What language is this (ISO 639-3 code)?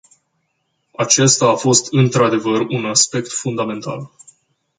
ron